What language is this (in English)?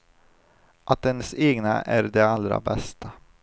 Swedish